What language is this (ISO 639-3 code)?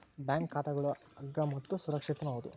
kan